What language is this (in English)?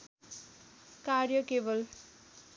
Nepali